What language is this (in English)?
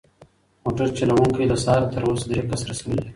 Pashto